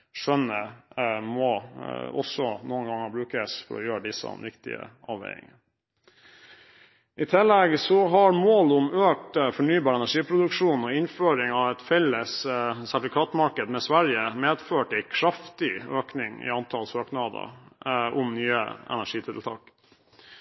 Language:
Norwegian Bokmål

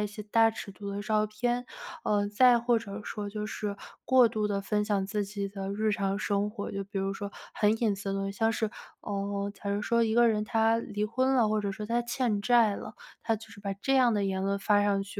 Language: Chinese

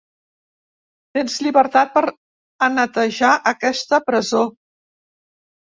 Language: Catalan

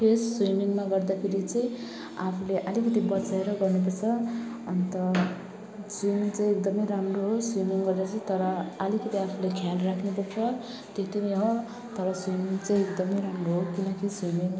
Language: Nepali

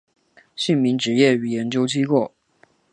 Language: Chinese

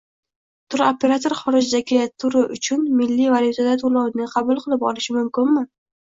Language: Uzbek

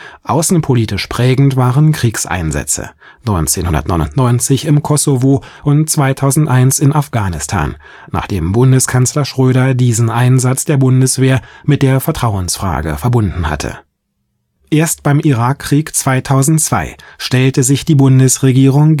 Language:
German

